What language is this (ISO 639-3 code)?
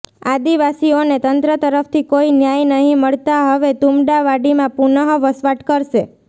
guj